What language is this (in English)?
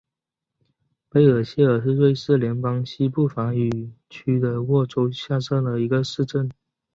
Chinese